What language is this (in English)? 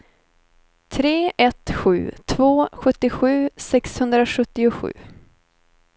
Swedish